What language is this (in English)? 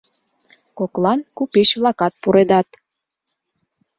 Mari